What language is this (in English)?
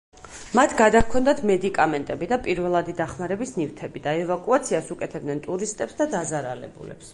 Georgian